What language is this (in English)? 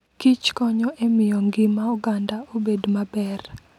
Luo (Kenya and Tanzania)